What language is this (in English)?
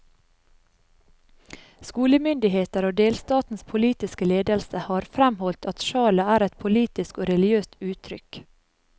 Norwegian